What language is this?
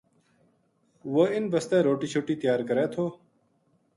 Gujari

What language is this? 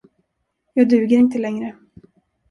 Swedish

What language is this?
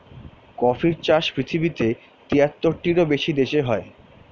Bangla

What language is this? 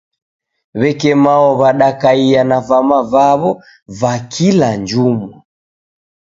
Taita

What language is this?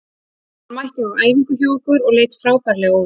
Icelandic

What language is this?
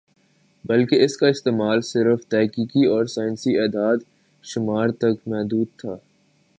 Urdu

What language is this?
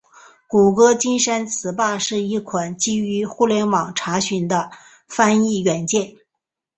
Chinese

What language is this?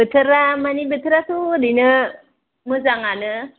Bodo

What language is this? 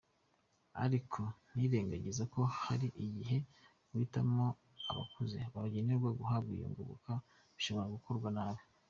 Kinyarwanda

